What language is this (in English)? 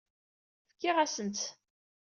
Kabyle